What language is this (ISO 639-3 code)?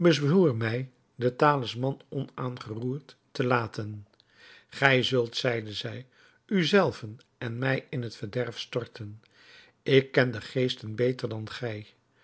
nld